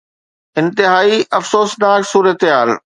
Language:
Sindhi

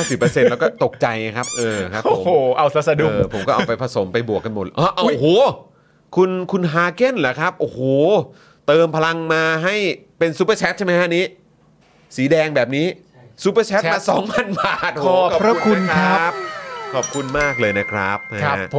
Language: Thai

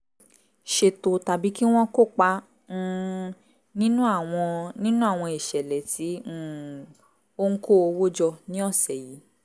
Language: Yoruba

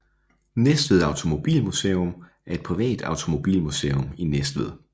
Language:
Danish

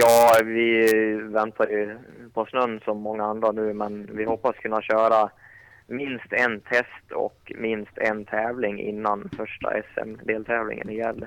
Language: Swedish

